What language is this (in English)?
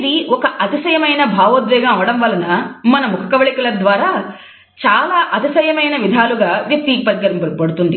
Telugu